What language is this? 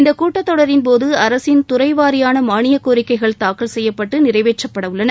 Tamil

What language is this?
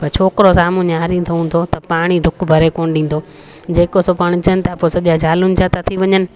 Sindhi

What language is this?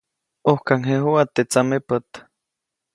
Copainalá Zoque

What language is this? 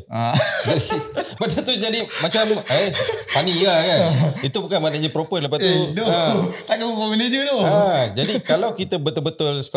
Malay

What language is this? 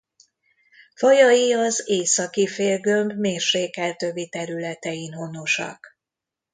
Hungarian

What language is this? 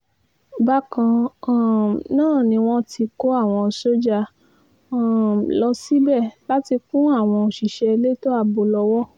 Yoruba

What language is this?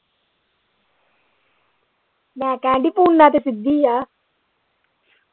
Punjabi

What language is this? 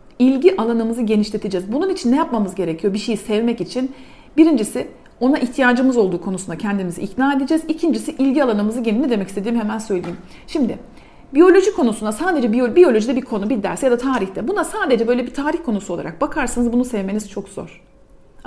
Turkish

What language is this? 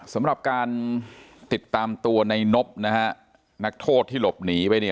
Thai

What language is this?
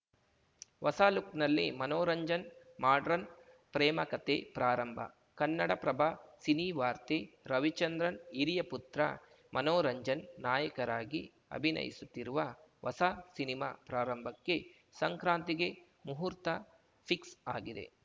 Kannada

